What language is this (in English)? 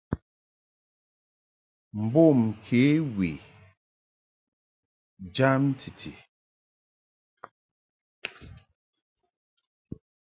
Mungaka